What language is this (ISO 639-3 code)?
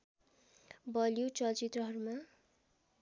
nep